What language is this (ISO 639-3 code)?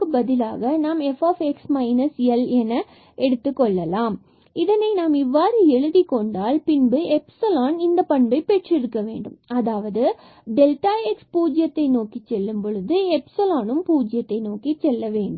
tam